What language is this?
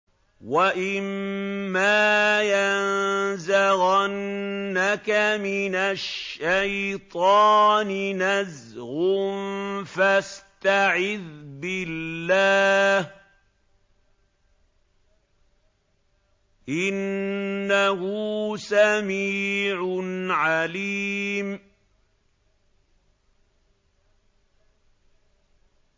Arabic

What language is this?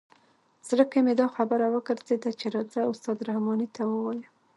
Pashto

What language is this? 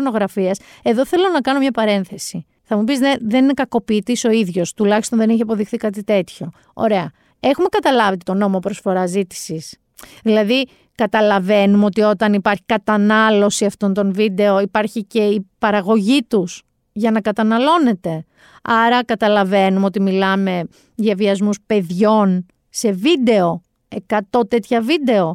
Greek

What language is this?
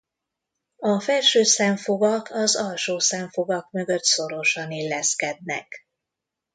Hungarian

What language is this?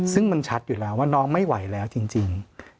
Thai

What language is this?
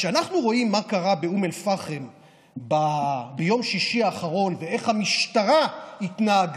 Hebrew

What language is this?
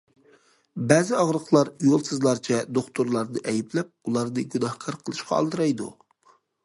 Uyghur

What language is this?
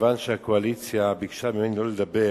Hebrew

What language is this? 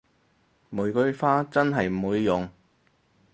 Cantonese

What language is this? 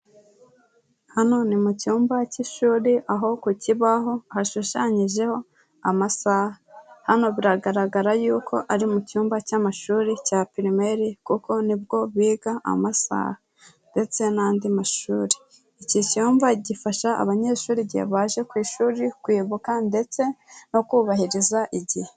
Kinyarwanda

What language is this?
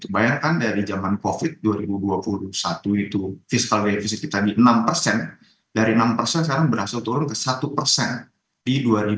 Indonesian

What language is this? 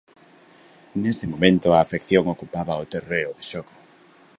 Galician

